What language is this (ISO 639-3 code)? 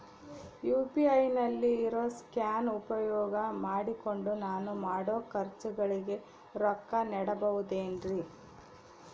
kan